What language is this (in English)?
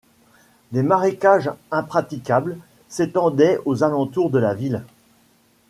French